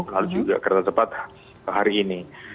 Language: Indonesian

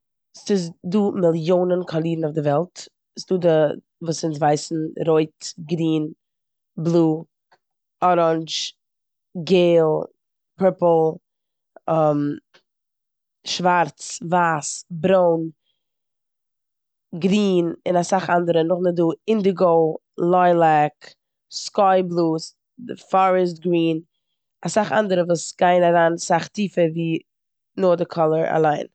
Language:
Yiddish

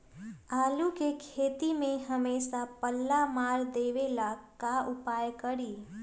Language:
Magahi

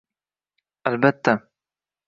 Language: Uzbek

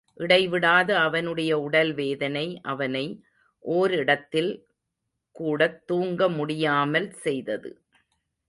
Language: Tamil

